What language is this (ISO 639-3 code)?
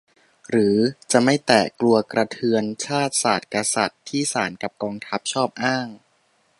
tha